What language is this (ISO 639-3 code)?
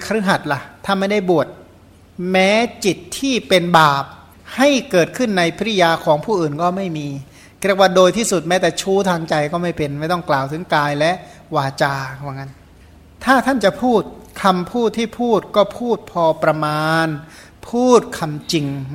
tha